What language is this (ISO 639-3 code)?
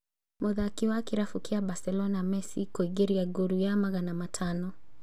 kik